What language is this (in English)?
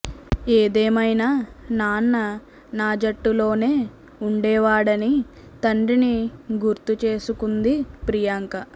Telugu